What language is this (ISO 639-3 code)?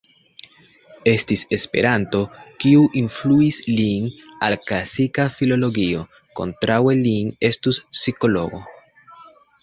epo